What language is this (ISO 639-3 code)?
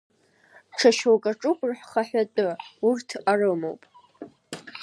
abk